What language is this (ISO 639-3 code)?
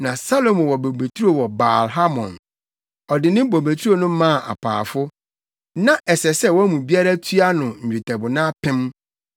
aka